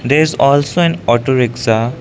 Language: English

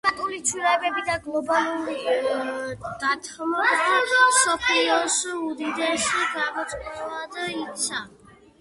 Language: Georgian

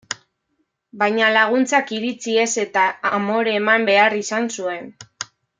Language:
Basque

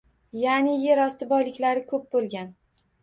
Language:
Uzbek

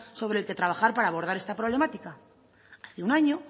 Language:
Spanish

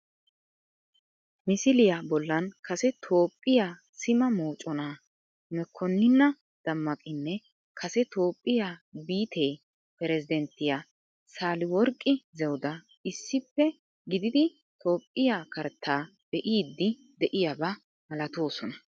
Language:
Wolaytta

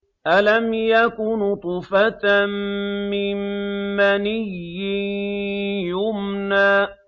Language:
Arabic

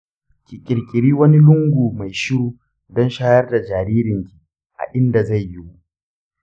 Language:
Hausa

